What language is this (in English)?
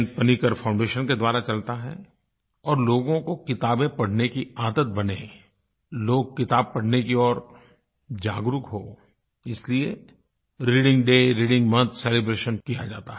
Hindi